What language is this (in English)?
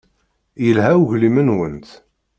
Kabyle